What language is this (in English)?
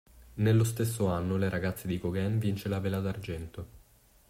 Italian